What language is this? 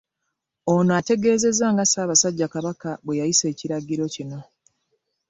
Ganda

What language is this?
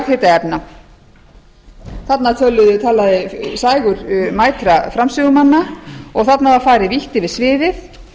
Icelandic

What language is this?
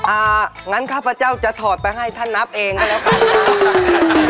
Thai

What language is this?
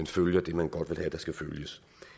Danish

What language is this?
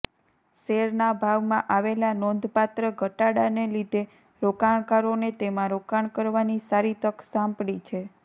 Gujarati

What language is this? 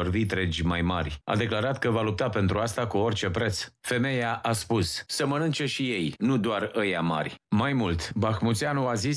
Romanian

